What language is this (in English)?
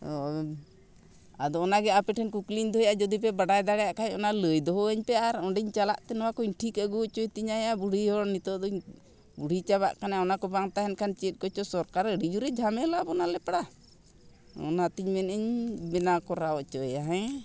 Santali